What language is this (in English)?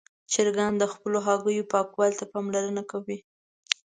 Pashto